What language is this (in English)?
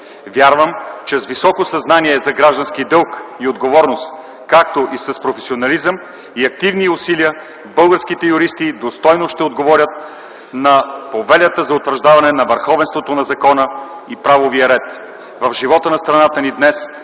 Bulgarian